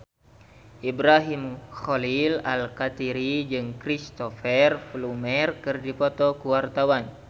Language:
Sundanese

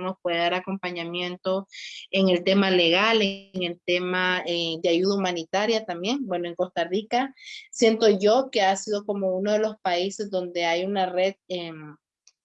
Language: Spanish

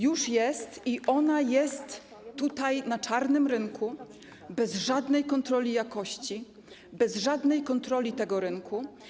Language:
Polish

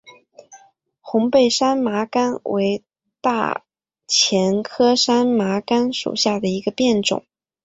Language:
Chinese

